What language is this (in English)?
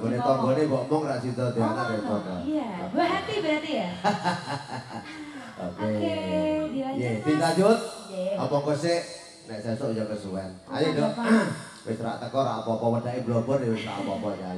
Indonesian